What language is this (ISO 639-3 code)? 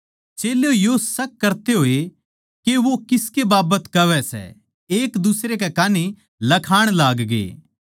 bgc